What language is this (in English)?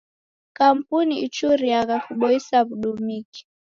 Taita